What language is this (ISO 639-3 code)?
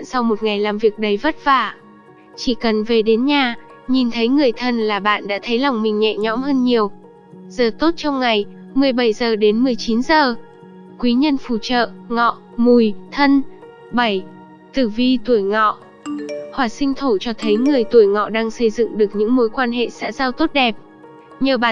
vie